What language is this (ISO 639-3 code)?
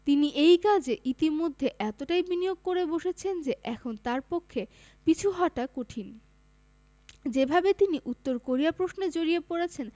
ben